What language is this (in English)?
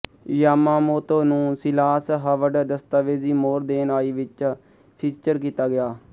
Punjabi